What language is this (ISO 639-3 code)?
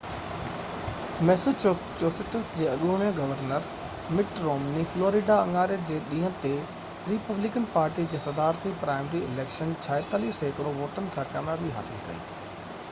snd